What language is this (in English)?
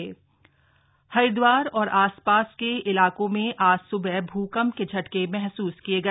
Hindi